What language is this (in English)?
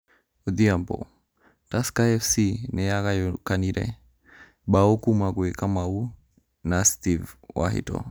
Kikuyu